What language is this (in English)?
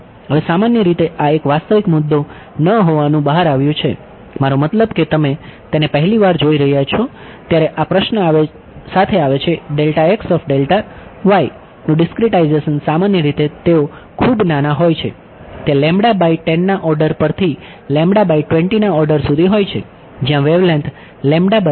Gujarati